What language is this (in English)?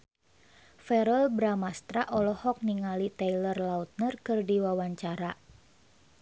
Sundanese